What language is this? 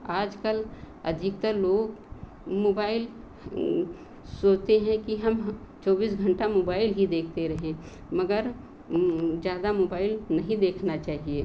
Hindi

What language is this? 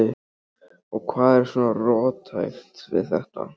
Icelandic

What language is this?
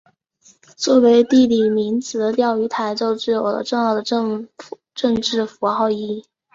Chinese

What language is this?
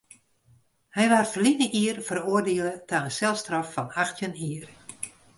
Western Frisian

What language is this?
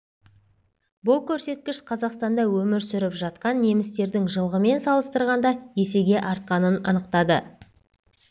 Kazakh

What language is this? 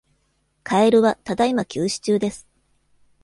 Japanese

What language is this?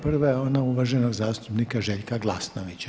Croatian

